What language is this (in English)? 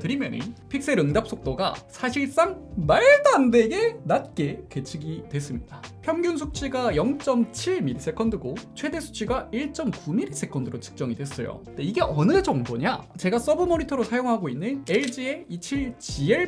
Korean